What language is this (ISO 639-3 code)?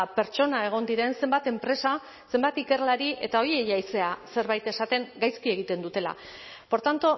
eus